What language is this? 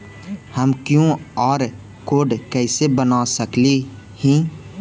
Magahi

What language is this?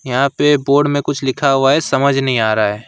Hindi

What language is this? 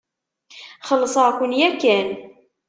Kabyle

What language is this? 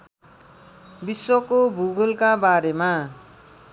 Nepali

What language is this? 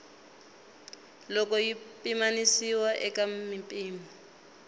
Tsonga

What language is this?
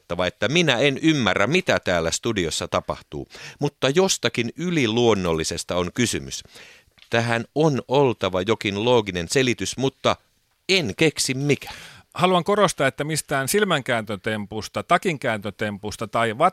Finnish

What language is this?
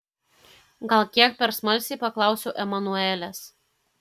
Lithuanian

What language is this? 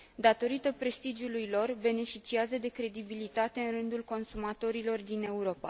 Romanian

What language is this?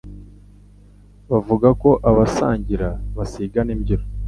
Kinyarwanda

